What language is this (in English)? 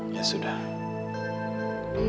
Indonesian